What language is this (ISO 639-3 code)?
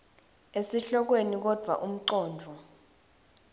ssw